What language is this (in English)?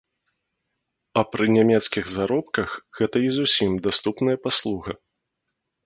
Belarusian